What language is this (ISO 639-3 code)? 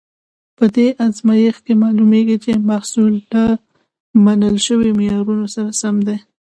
pus